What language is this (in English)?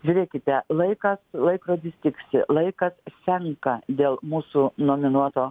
Lithuanian